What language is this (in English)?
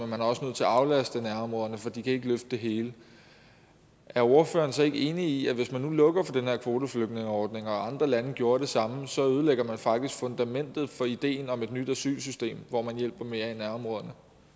Danish